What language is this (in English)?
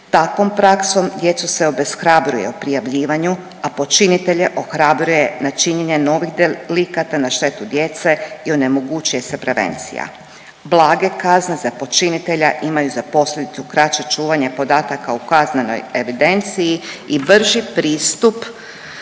Croatian